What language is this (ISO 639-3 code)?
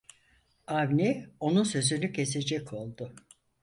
tur